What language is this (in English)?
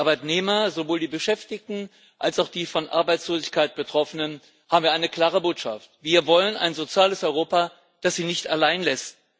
German